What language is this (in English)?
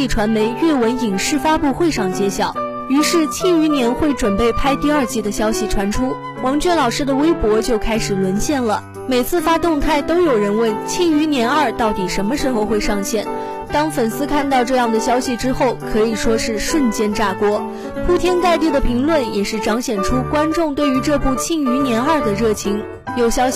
Chinese